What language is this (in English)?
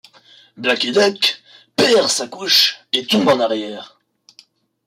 French